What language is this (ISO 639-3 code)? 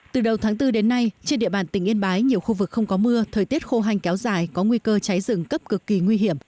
vie